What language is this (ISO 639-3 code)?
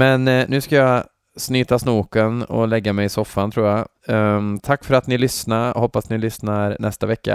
swe